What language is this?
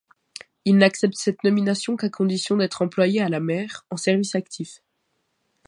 French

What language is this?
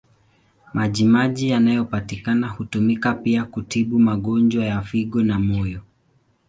Swahili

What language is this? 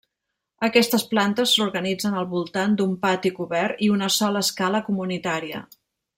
Catalan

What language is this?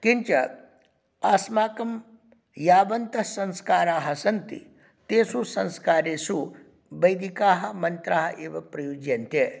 Sanskrit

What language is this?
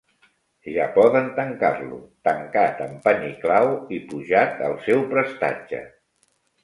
Catalan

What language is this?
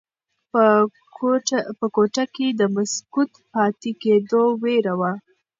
Pashto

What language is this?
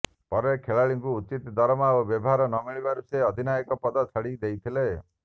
Odia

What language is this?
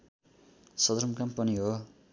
Nepali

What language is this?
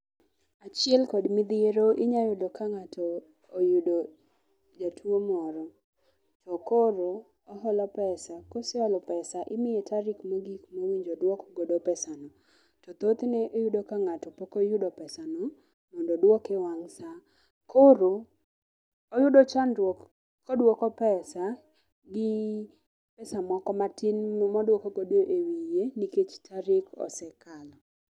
Luo (Kenya and Tanzania)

